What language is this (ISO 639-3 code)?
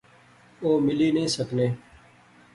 phr